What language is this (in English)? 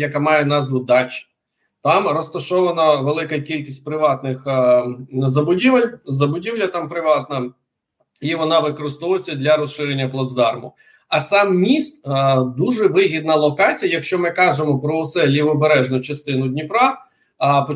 Ukrainian